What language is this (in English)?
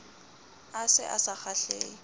Southern Sotho